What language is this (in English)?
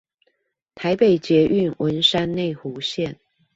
Chinese